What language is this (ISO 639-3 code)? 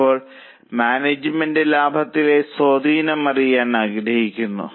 mal